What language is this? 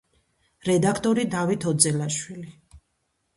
Georgian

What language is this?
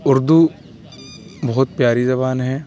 Urdu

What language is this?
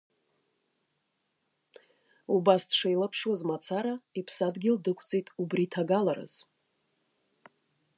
Abkhazian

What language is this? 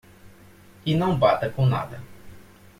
Portuguese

